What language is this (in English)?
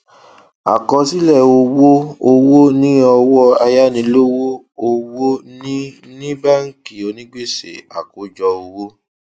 Yoruba